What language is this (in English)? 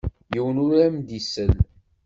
Kabyle